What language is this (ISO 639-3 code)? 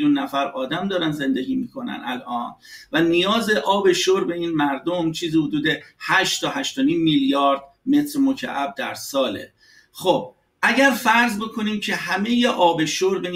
fas